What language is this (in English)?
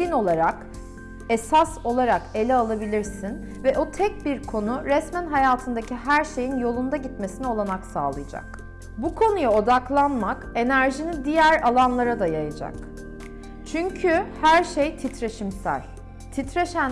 Turkish